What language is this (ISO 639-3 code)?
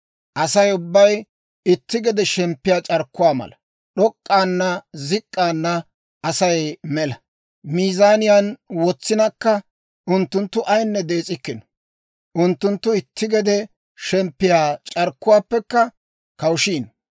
dwr